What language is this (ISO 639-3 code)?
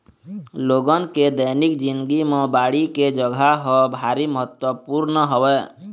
hne